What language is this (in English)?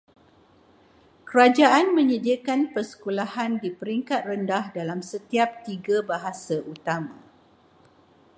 Malay